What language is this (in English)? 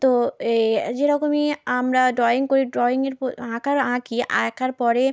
Bangla